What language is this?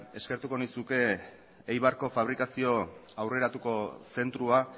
Basque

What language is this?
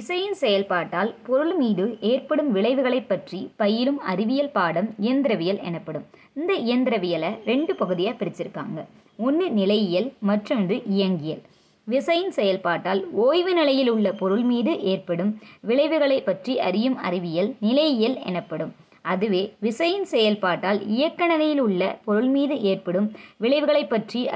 Tamil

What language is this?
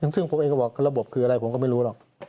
Thai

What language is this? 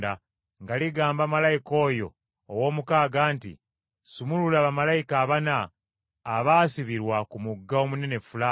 Ganda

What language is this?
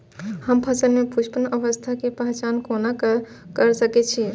Maithili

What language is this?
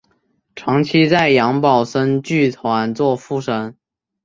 Chinese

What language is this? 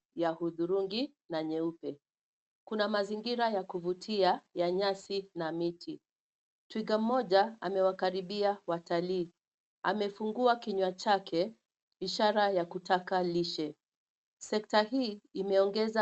Swahili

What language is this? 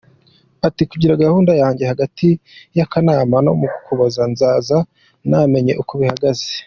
Kinyarwanda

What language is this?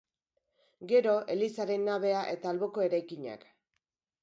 Basque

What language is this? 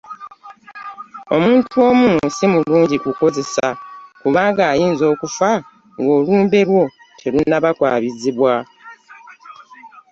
Ganda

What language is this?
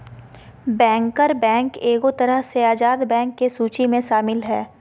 Magahi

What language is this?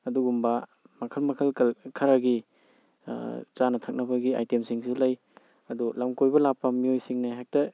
Manipuri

